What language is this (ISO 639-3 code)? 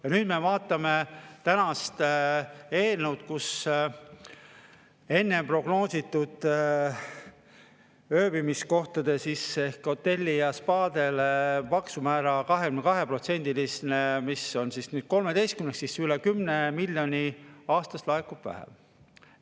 est